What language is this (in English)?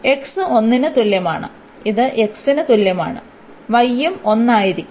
Malayalam